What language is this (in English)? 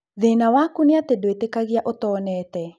Kikuyu